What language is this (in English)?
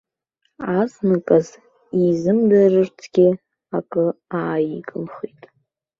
Abkhazian